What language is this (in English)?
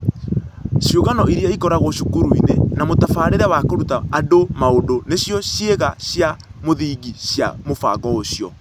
Kikuyu